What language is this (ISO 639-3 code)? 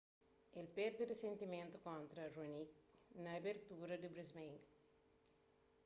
kea